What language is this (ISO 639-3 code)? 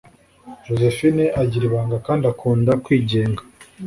kin